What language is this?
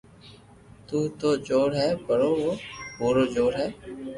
Loarki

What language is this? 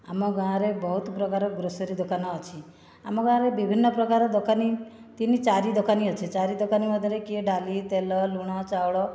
Odia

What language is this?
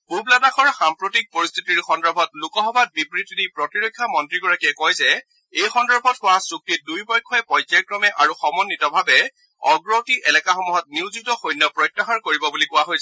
Assamese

